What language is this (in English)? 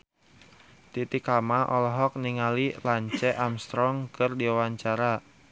Sundanese